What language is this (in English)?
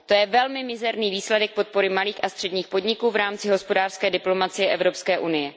Czech